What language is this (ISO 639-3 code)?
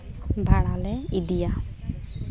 sat